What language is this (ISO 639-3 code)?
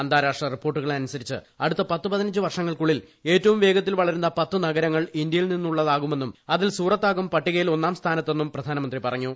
mal